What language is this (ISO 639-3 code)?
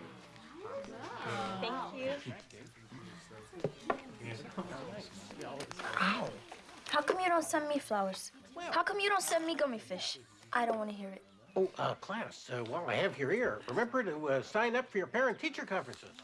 eng